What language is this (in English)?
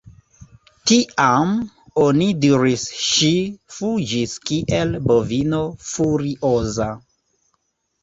Esperanto